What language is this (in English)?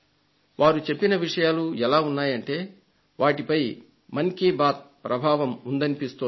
Telugu